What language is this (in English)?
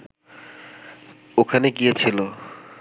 Bangla